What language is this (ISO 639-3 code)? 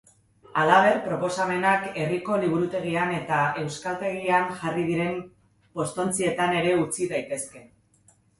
eus